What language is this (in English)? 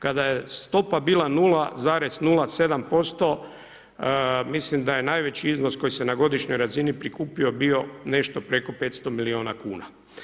Croatian